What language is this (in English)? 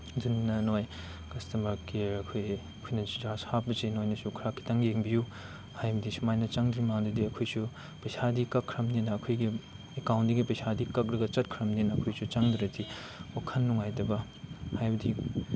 Manipuri